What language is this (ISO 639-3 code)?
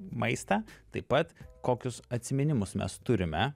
lit